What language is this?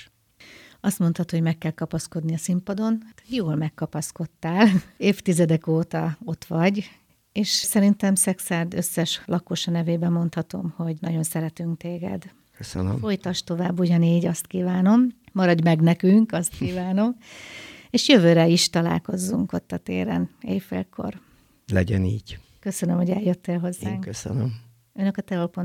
Hungarian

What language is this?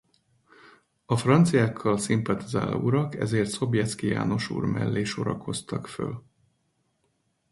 Hungarian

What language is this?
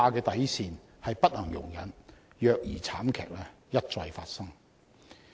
Cantonese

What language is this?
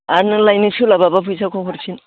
Bodo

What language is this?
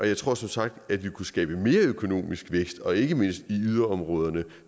Danish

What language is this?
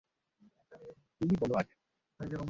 Bangla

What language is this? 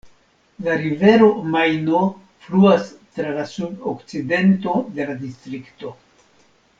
Esperanto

